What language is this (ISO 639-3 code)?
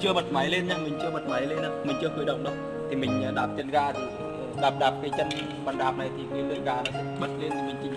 vie